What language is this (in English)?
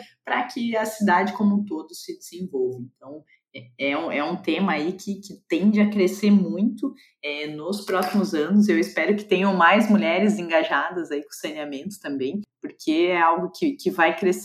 Portuguese